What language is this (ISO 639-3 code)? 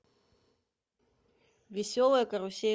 rus